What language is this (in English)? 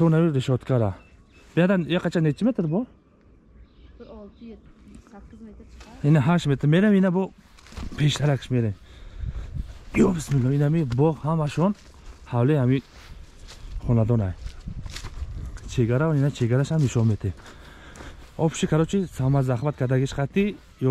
Turkish